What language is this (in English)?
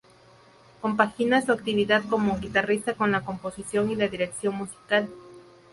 Spanish